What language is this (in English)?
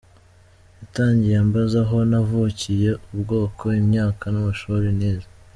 Kinyarwanda